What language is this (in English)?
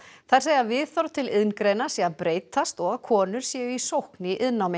Icelandic